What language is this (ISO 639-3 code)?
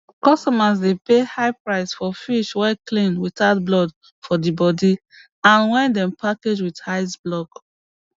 pcm